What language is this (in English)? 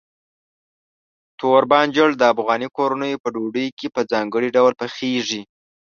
Pashto